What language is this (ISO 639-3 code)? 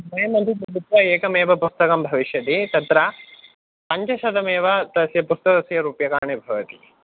san